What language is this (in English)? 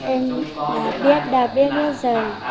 Vietnamese